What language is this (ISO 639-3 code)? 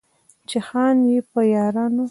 pus